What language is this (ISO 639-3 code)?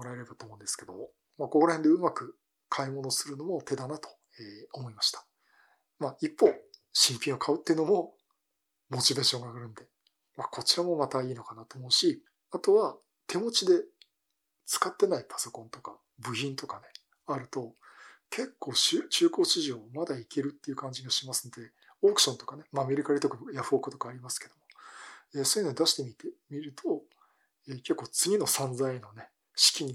jpn